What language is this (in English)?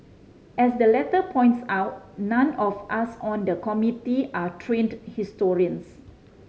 English